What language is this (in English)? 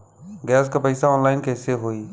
Bhojpuri